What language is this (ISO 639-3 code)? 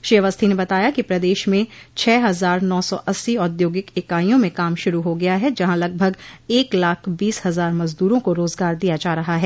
hin